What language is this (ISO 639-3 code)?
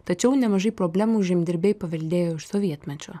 lit